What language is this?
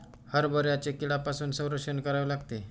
Marathi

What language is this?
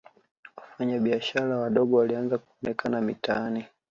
Swahili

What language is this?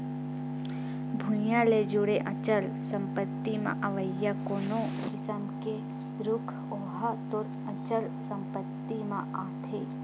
Chhattisgarhi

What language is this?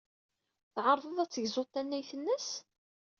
Kabyle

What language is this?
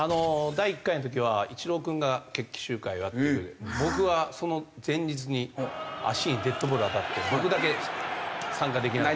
Japanese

